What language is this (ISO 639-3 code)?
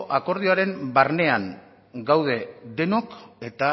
eus